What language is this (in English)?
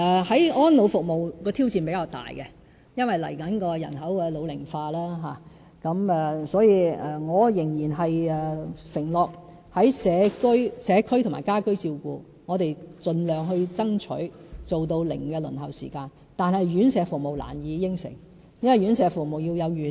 Cantonese